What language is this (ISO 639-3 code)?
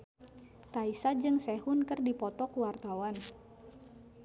sun